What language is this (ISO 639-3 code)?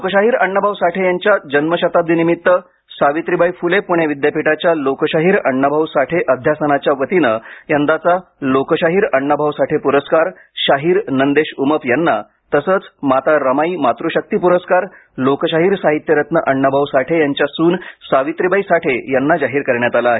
mar